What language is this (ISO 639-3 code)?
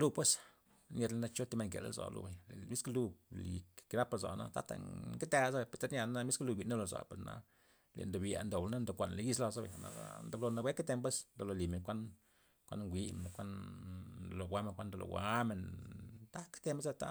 ztp